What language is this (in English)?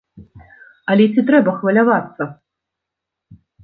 Belarusian